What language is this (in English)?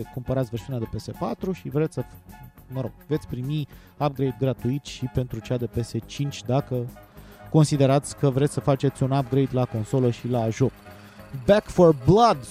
Romanian